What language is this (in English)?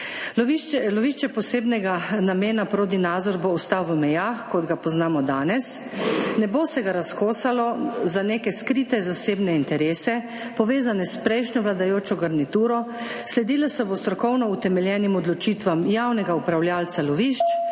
Slovenian